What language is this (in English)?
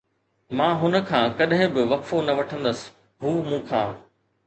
Sindhi